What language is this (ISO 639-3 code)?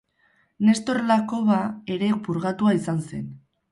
eus